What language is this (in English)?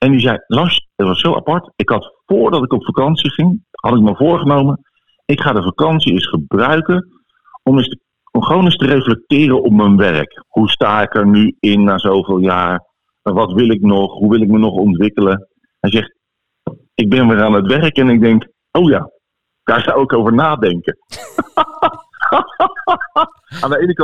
Dutch